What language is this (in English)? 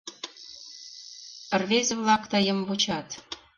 Mari